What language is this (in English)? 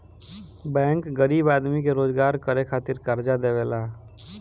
Bhojpuri